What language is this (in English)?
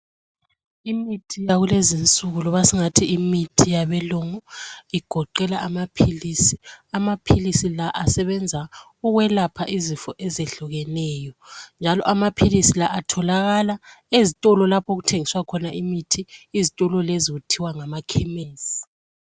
North Ndebele